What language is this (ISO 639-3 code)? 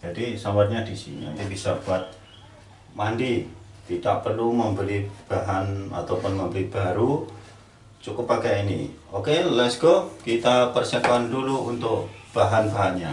ind